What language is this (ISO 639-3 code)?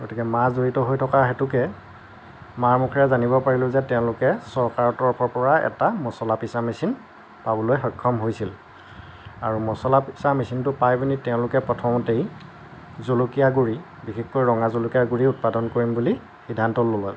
asm